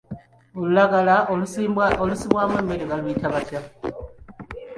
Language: Ganda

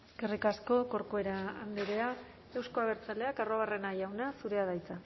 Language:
Basque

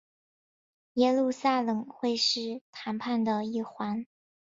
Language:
Chinese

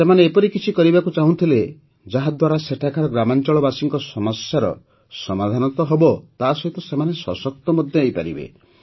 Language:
Odia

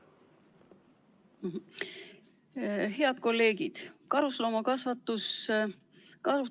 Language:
Estonian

